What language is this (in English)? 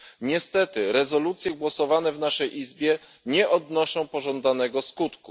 Polish